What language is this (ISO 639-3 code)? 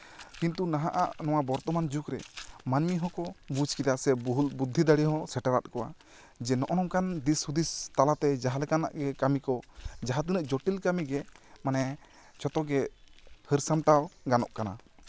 sat